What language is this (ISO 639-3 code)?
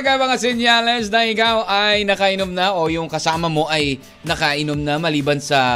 fil